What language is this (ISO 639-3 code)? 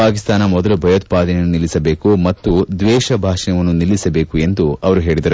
kan